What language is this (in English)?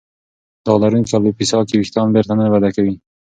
Pashto